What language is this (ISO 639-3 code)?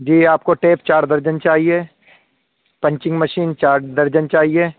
urd